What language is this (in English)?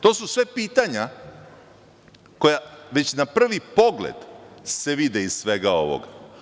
Serbian